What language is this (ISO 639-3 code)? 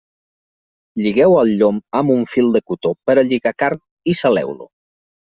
cat